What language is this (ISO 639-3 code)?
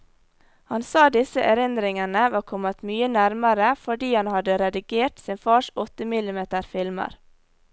nor